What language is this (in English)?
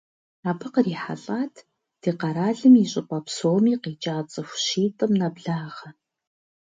Kabardian